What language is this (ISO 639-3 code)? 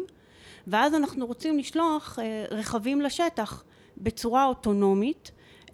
heb